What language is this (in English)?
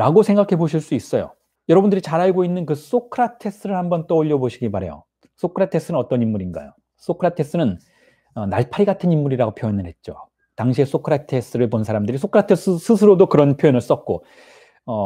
Korean